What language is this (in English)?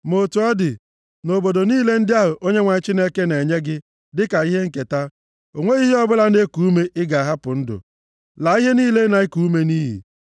Igbo